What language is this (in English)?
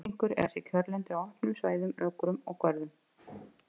Icelandic